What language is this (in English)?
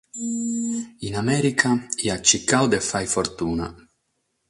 Sardinian